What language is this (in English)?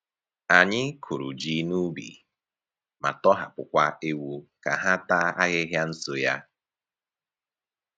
Igbo